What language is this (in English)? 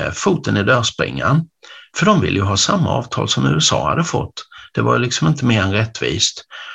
Swedish